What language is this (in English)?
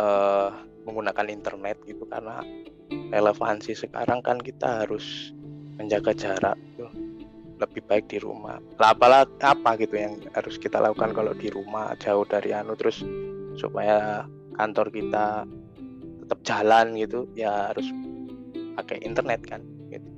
Indonesian